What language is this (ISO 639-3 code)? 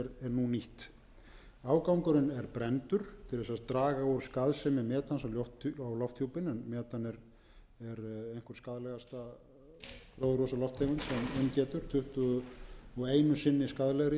isl